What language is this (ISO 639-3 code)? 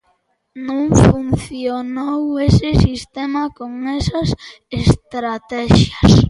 glg